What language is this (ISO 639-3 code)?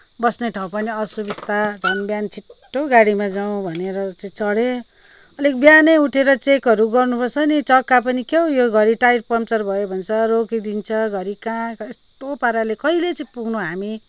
nep